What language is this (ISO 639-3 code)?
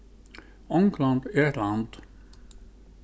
fao